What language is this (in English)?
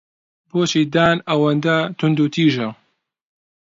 Central Kurdish